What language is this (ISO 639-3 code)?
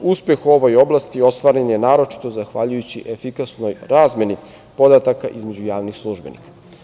srp